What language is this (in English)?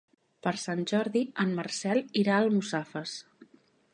Catalan